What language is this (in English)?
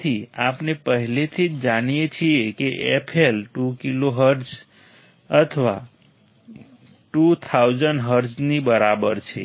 Gujarati